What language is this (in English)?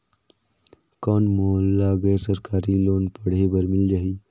Chhattisgarhi